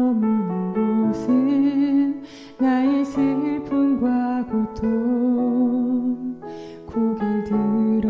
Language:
Korean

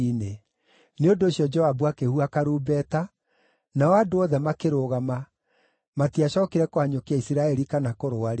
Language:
Kikuyu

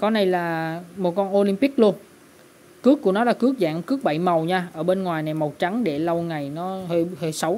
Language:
Vietnamese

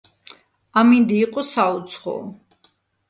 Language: Georgian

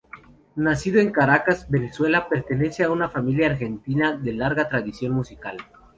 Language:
Spanish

